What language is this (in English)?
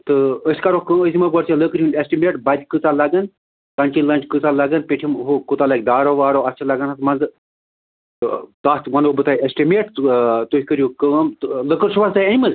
Kashmiri